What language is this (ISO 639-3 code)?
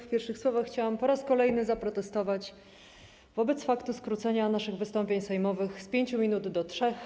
pol